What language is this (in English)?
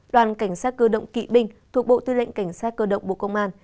Vietnamese